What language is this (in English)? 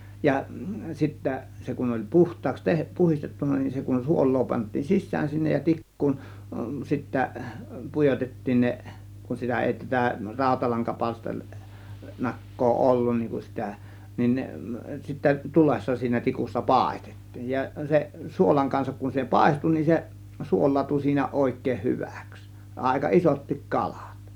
Finnish